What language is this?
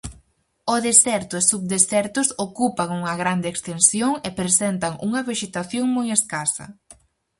Galician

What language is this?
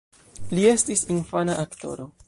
Esperanto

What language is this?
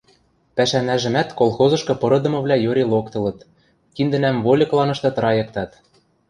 Western Mari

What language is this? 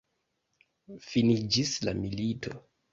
Esperanto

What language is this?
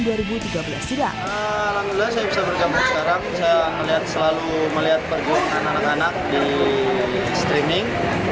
Indonesian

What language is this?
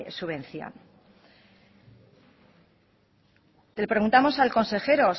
Spanish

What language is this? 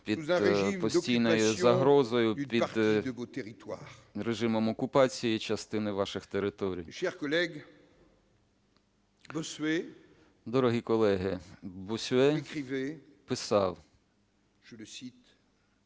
Ukrainian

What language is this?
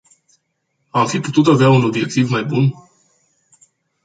Romanian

